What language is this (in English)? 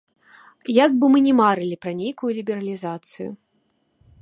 Belarusian